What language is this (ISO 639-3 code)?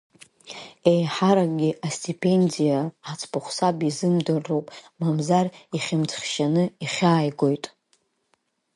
abk